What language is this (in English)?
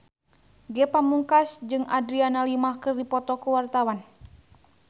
Sundanese